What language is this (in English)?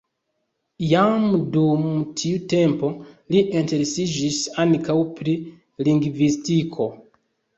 Esperanto